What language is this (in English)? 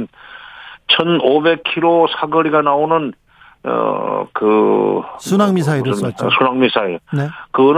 Korean